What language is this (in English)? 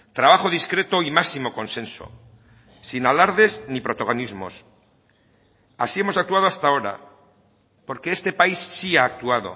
Spanish